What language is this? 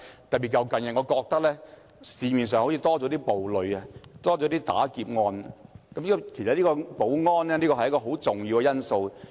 Cantonese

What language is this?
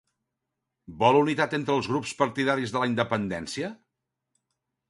Catalan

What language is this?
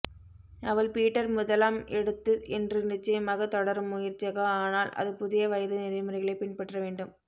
Tamil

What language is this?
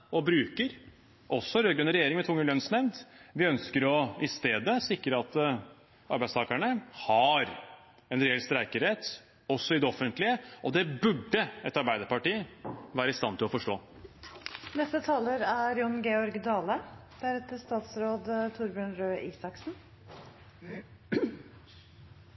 Norwegian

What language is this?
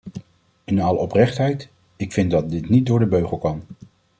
Dutch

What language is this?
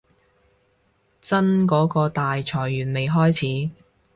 Cantonese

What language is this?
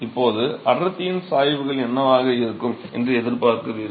Tamil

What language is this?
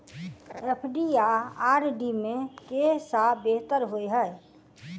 Maithili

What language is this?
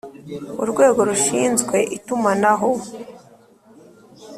Kinyarwanda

